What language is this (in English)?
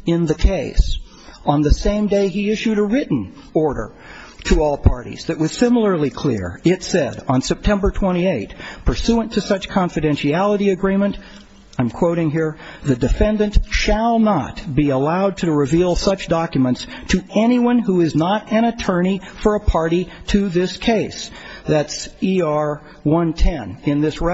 English